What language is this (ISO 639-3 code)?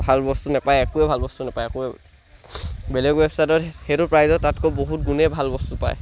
asm